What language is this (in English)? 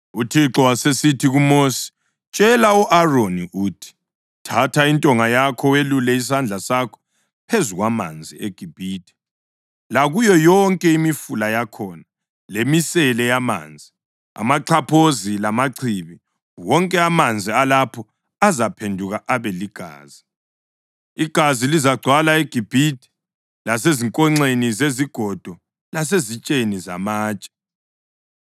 North Ndebele